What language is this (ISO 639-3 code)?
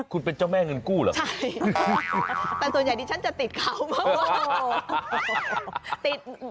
tha